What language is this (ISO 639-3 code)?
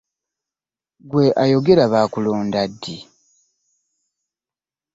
lug